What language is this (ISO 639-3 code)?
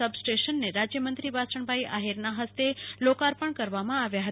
guj